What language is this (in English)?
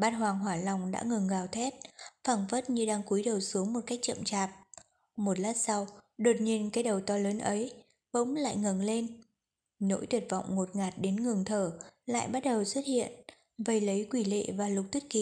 Vietnamese